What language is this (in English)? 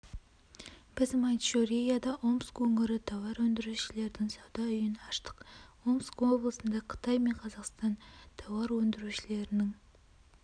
Kazakh